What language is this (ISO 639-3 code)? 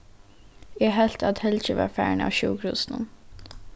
fao